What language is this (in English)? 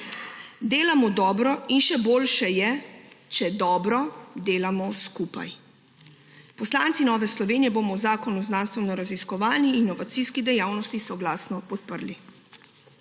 Slovenian